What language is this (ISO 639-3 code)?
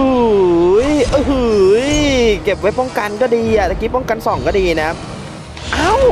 tha